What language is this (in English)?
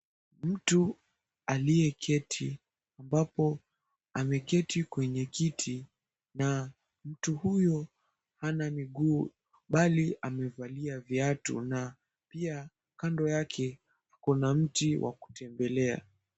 Swahili